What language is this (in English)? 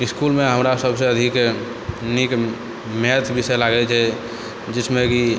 Maithili